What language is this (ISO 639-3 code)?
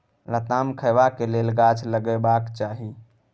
mai